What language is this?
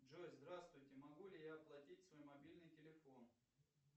Russian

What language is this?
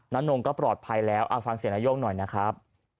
Thai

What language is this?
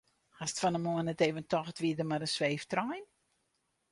Western Frisian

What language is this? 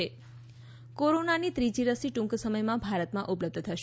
Gujarati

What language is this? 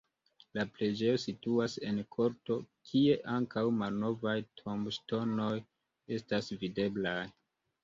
Esperanto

